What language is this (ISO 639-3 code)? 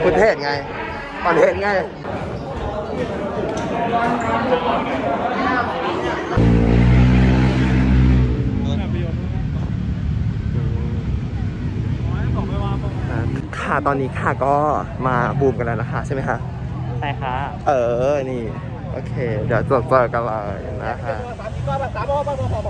tha